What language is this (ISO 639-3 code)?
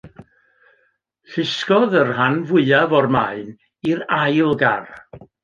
cym